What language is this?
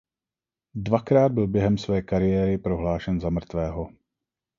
Czech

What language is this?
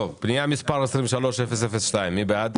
Hebrew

